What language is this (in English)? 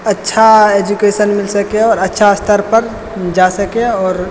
Maithili